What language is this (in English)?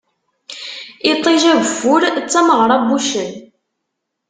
Kabyle